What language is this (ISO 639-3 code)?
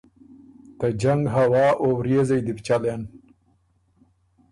oru